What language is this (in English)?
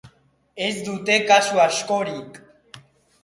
Basque